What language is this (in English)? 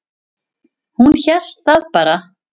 Icelandic